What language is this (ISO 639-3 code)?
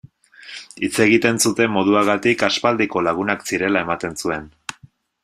eus